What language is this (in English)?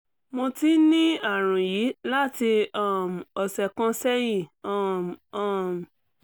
Yoruba